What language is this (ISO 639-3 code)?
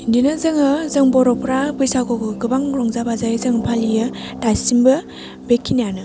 brx